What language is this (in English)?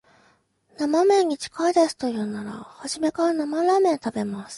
Japanese